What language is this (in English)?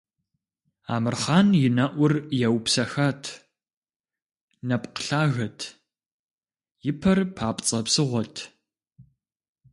Kabardian